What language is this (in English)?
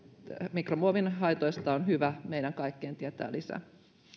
Finnish